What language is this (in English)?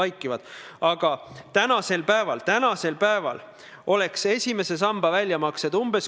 Estonian